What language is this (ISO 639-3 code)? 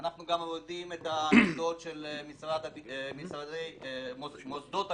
heb